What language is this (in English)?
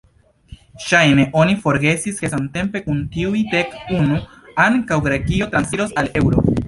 Esperanto